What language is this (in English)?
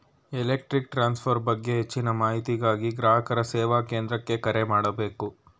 Kannada